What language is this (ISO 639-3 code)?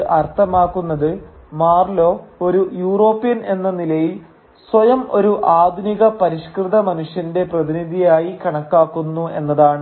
mal